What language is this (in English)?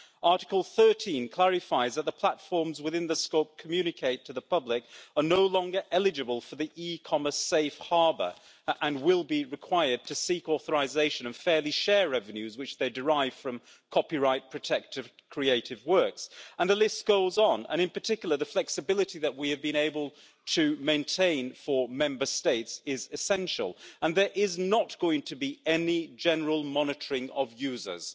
English